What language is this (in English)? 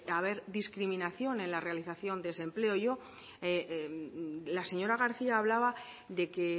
Spanish